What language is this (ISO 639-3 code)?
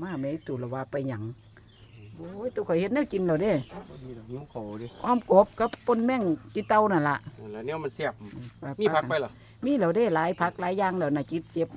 tha